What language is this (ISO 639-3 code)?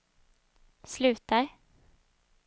swe